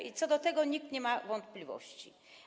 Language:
Polish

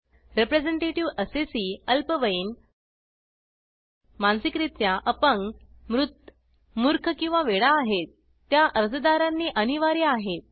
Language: Marathi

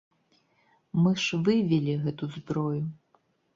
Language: Belarusian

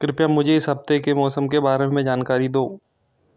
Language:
Hindi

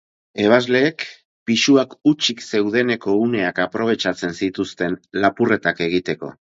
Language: Basque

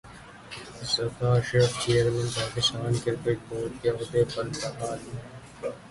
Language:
Urdu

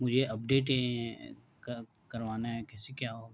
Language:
Urdu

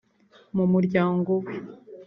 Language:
Kinyarwanda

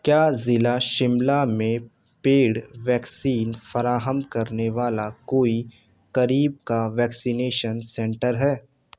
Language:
Urdu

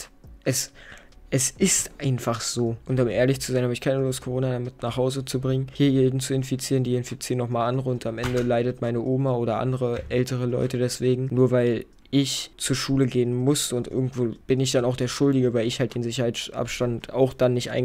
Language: German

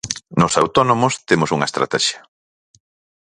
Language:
Galician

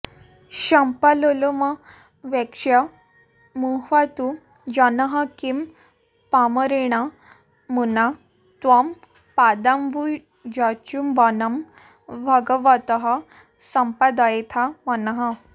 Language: Sanskrit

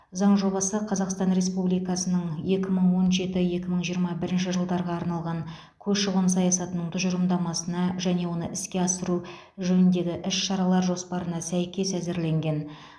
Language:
Kazakh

